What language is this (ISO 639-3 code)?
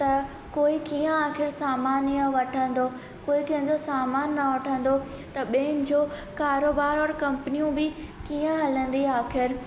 snd